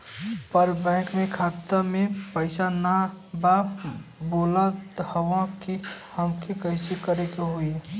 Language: Bhojpuri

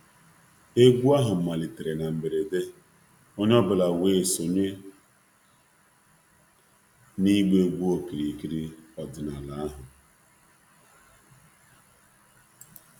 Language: Igbo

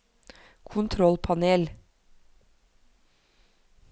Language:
Norwegian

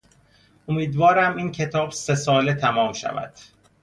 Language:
Persian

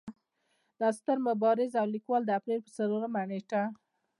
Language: Pashto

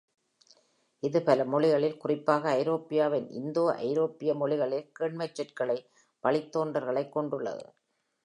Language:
Tamil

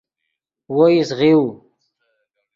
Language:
Yidgha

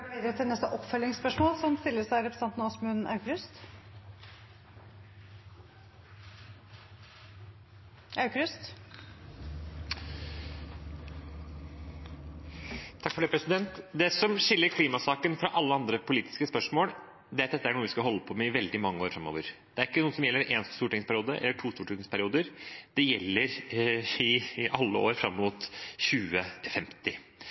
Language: Norwegian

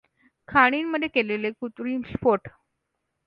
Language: Marathi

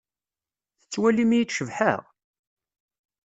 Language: Kabyle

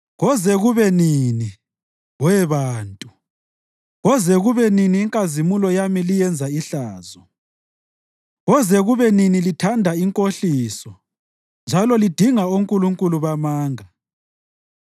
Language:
North Ndebele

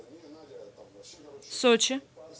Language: Russian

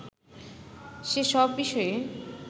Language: Bangla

